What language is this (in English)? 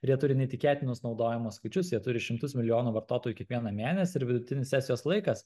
Lithuanian